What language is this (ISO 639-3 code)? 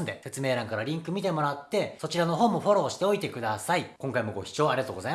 jpn